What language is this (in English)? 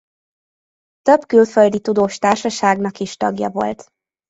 Hungarian